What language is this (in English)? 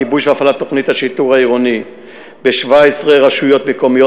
Hebrew